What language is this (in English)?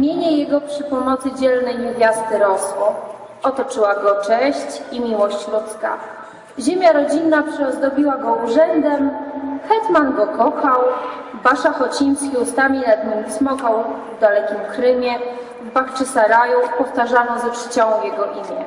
Polish